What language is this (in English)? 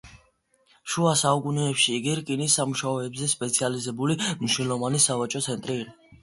Georgian